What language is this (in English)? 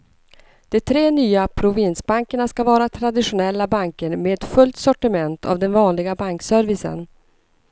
Swedish